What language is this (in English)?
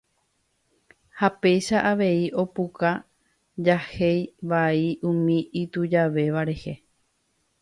Guarani